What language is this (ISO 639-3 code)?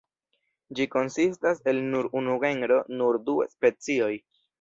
epo